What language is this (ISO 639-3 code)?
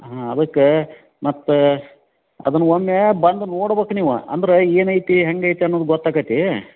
kan